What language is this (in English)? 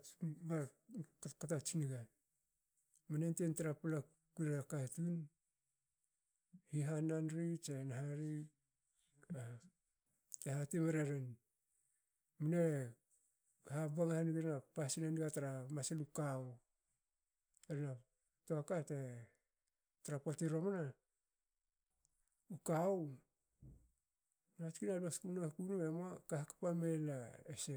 Hakö